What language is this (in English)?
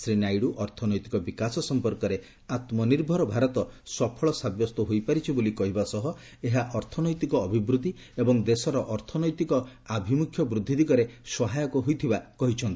Odia